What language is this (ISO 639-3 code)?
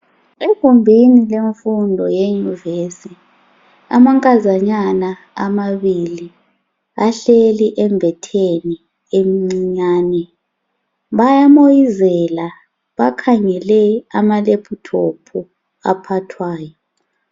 nde